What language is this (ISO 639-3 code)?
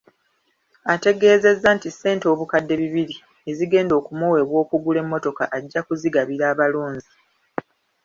lug